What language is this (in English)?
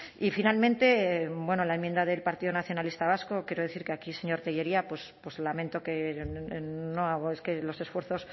Spanish